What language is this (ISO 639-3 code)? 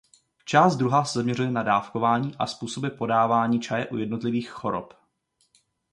ces